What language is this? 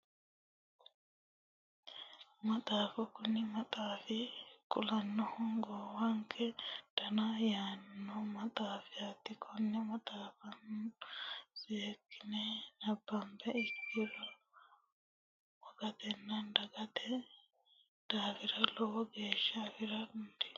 Sidamo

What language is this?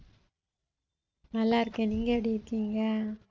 Tamil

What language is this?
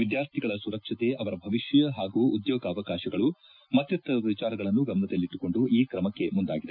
Kannada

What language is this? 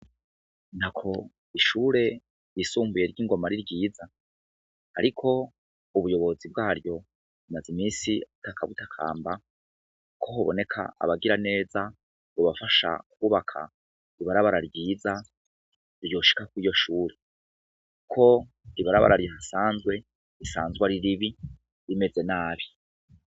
Rundi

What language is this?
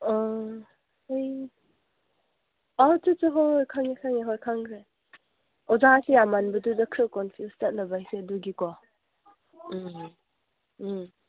Manipuri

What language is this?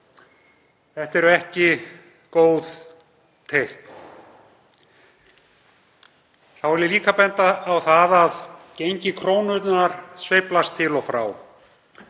Icelandic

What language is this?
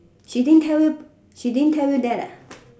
English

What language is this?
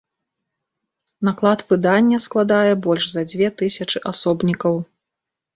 Belarusian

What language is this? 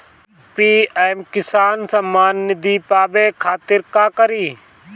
Bhojpuri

